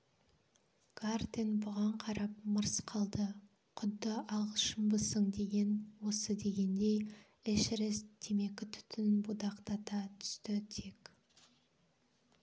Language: Kazakh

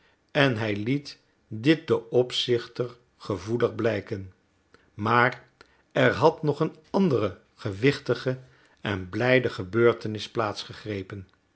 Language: Dutch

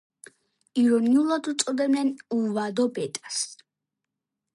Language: Georgian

